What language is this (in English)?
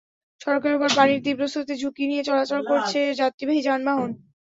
Bangla